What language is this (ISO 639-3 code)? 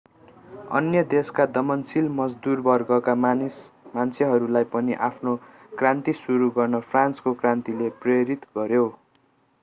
nep